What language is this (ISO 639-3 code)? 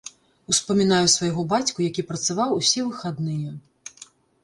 bel